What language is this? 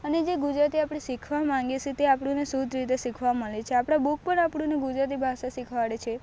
Gujarati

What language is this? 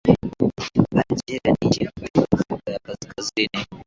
Swahili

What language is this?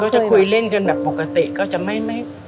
Thai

